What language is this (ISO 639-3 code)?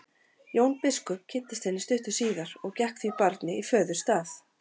isl